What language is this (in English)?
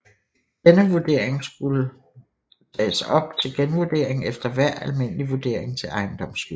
Danish